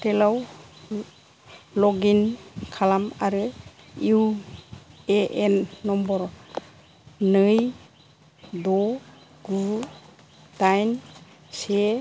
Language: Bodo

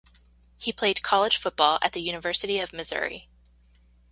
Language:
English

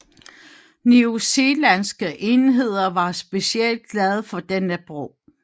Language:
Danish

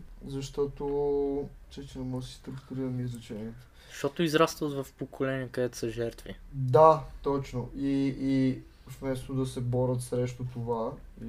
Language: Bulgarian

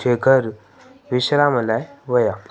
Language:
Sindhi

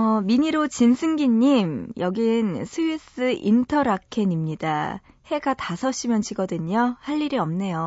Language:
Korean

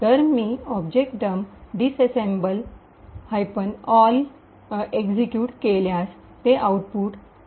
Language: Marathi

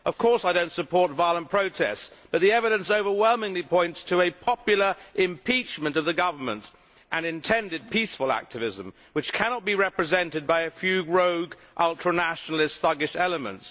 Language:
English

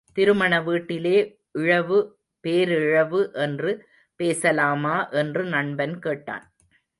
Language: Tamil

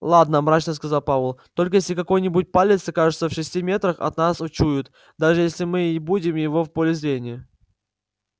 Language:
Russian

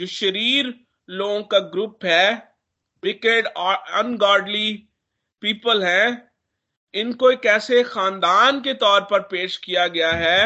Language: Hindi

